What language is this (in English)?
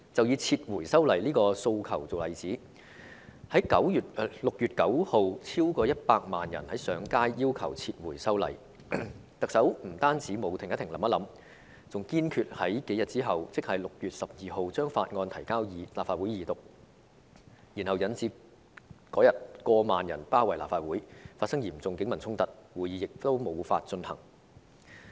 Cantonese